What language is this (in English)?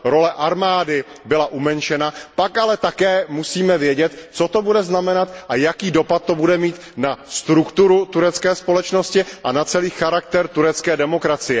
Czech